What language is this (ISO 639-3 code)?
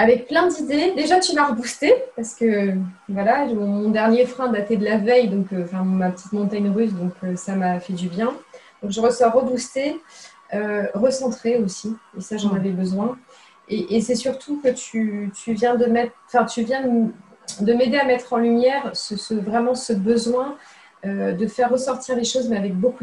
fra